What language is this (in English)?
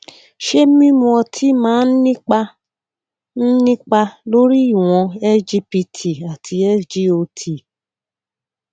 Yoruba